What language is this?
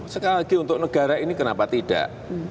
Indonesian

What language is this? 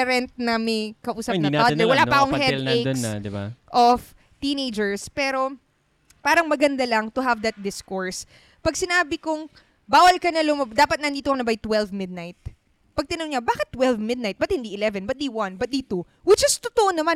Filipino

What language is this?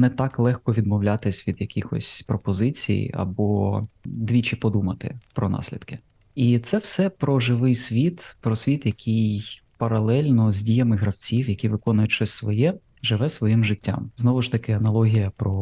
Ukrainian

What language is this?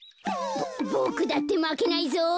Japanese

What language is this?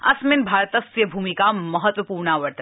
Sanskrit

